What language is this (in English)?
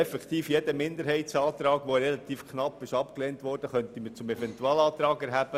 Swiss German